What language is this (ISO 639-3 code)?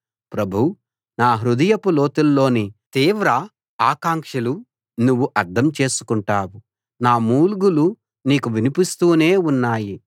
tel